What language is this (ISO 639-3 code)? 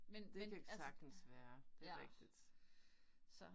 dan